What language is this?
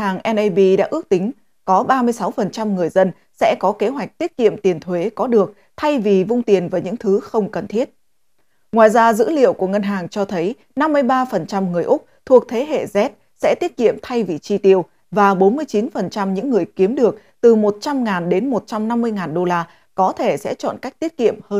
Vietnamese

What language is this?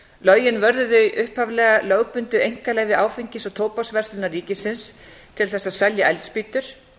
Icelandic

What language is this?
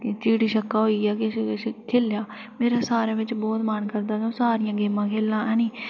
Dogri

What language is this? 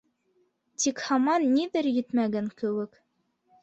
Bashkir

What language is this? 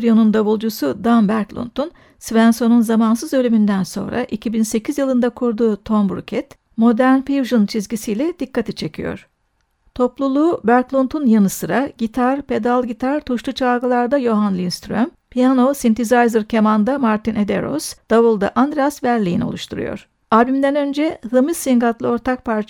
Turkish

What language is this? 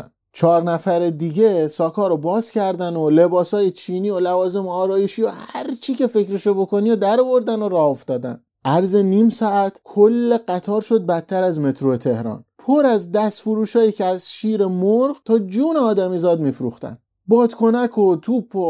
Persian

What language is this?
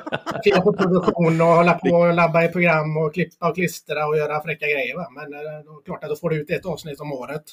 Swedish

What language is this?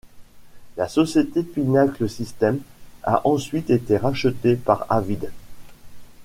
French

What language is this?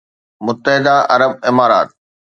Sindhi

